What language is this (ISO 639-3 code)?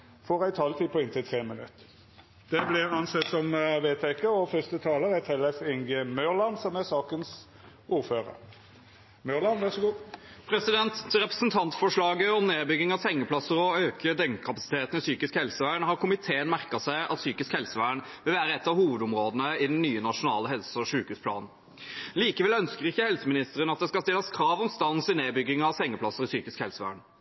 nor